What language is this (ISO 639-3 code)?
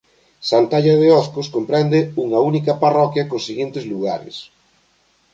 glg